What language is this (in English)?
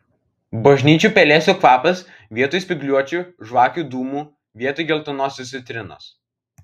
Lithuanian